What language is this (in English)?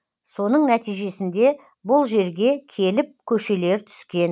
Kazakh